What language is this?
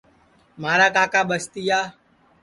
Sansi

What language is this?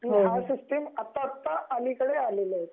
Marathi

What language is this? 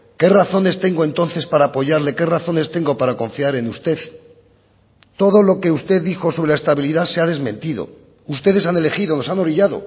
Spanish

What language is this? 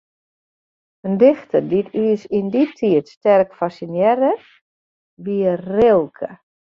Western Frisian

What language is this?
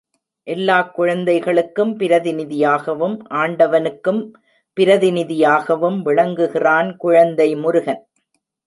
Tamil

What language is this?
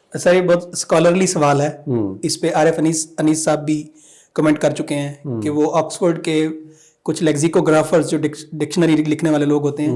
Urdu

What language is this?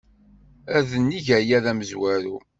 Kabyle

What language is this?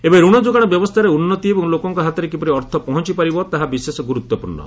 Odia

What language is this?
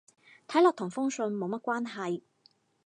Cantonese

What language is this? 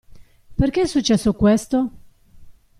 Italian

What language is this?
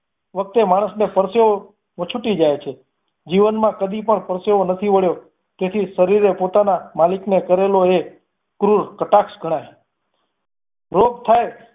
Gujarati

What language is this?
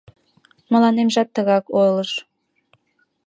Mari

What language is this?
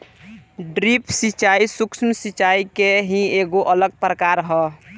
Bhojpuri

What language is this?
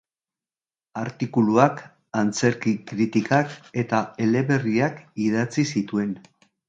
Basque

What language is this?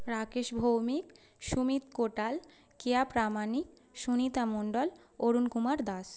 Bangla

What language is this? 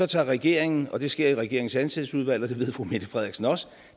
Danish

